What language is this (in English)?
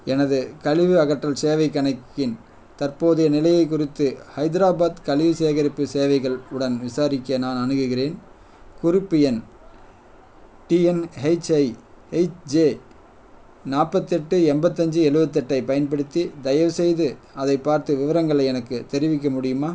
Tamil